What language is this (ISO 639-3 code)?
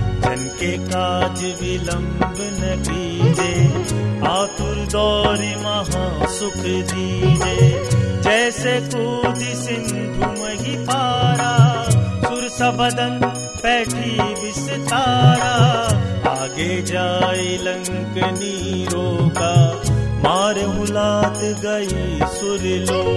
hin